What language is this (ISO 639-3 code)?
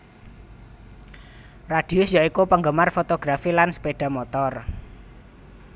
jav